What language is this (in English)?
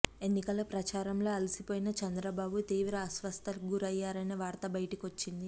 Telugu